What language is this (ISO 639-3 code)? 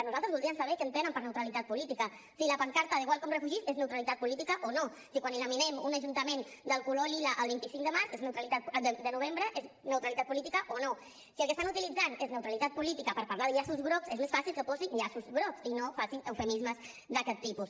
cat